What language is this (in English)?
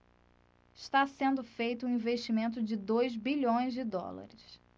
Portuguese